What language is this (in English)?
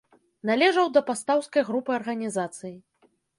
Belarusian